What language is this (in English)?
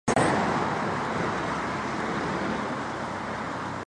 Chinese